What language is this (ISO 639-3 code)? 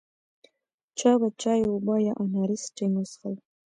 pus